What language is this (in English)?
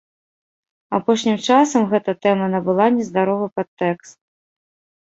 Belarusian